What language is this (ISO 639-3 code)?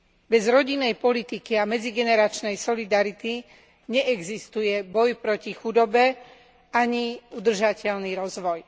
slk